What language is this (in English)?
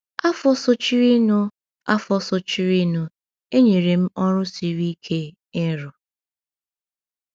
Igbo